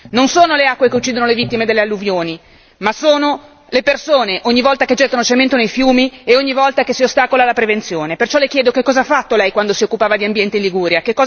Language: Italian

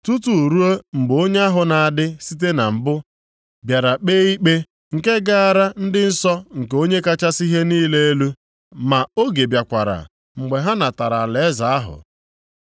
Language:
Igbo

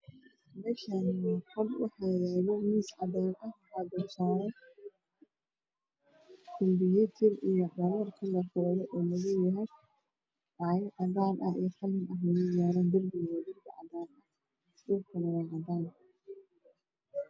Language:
Somali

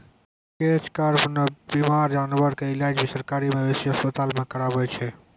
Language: Maithili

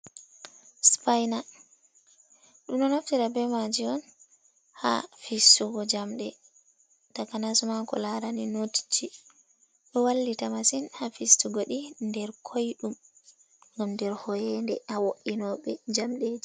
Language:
Fula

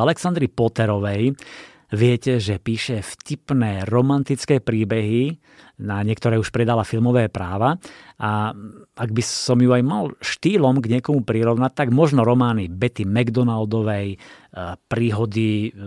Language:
Slovak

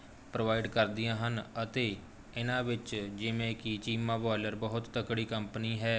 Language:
Punjabi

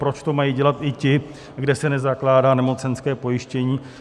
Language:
Czech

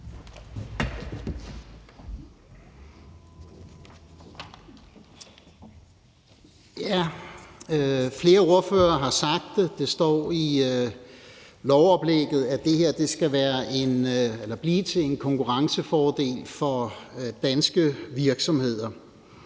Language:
Danish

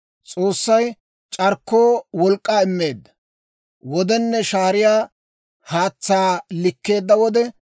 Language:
Dawro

